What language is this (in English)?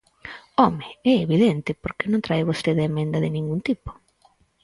Galician